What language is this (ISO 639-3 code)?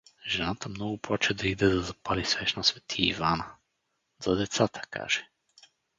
bul